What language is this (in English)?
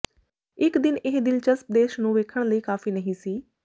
Punjabi